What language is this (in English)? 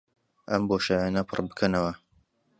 Central Kurdish